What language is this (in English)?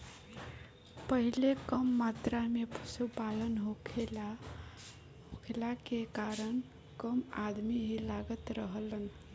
Bhojpuri